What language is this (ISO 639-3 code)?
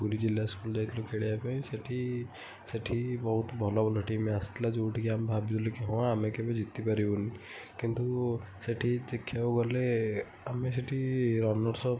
ori